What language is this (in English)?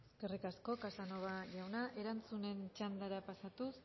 Basque